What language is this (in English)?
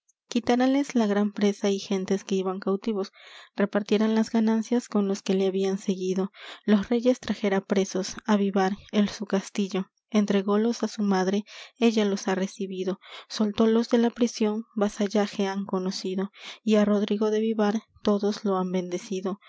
Spanish